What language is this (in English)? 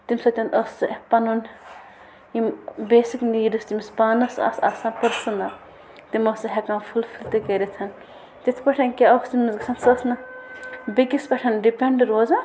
Kashmiri